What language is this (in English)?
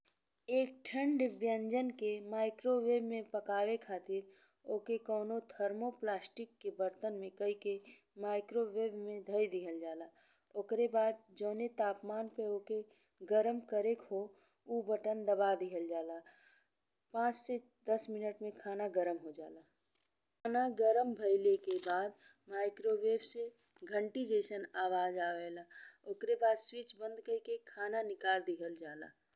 Bhojpuri